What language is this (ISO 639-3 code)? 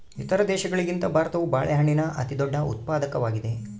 kan